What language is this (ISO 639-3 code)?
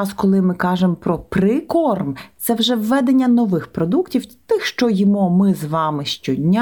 ukr